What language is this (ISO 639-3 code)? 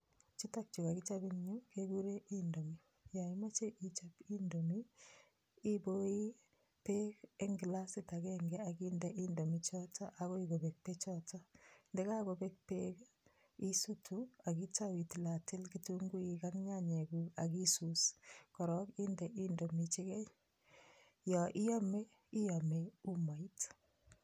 kln